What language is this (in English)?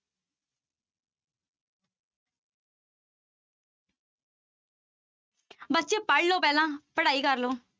Punjabi